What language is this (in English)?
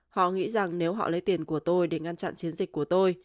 Vietnamese